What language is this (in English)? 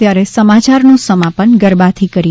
Gujarati